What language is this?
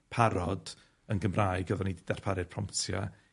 Welsh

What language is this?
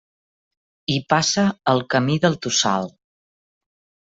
Catalan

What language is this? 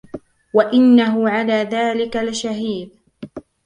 Arabic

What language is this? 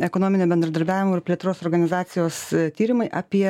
Lithuanian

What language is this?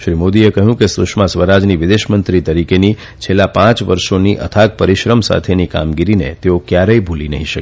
Gujarati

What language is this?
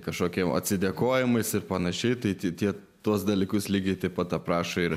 Lithuanian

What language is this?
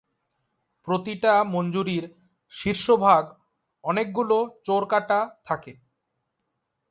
Bangla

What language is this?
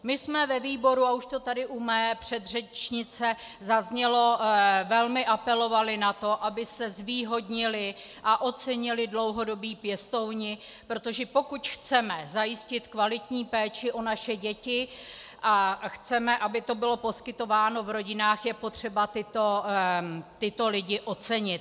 Czech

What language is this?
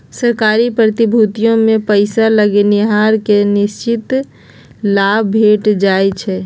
Magahi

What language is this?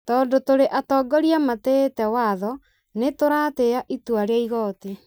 Kikuyu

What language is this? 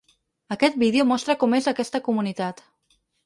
Catalan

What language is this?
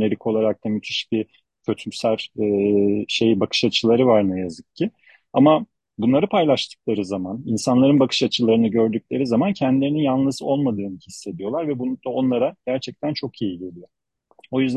Turkish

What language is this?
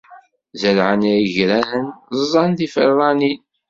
Kabyle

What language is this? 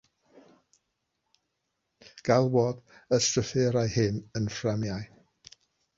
Welsh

